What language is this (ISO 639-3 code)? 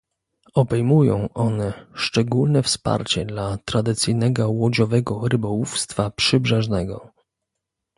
pol